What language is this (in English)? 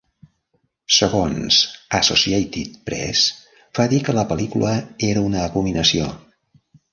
Catalan